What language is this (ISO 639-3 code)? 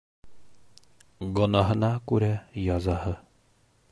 bak